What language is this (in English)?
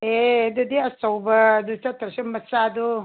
Manipuri